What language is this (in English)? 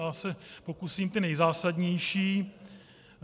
Czech